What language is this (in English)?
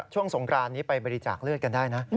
Thai